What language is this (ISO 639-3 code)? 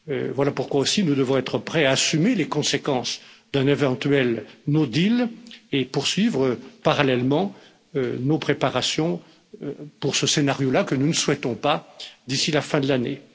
fra